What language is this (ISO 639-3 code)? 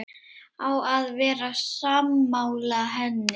isl